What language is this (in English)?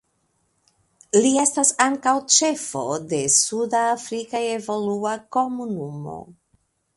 Esperanto